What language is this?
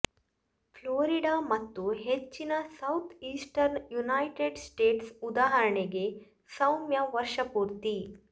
Kannada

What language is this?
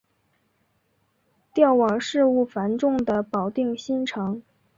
Chinese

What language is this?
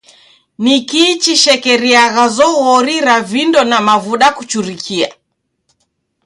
Taita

